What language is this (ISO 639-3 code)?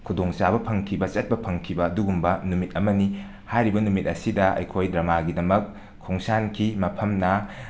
mni